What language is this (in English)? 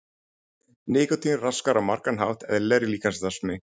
Icelandic